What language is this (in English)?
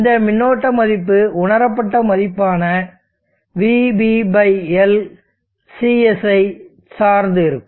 Tamil